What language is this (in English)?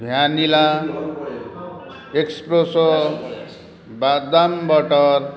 Odia